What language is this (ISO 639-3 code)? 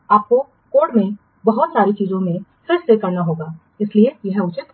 hin